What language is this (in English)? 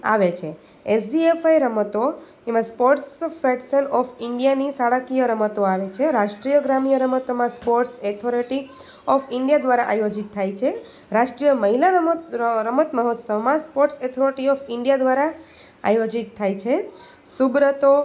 Gujarati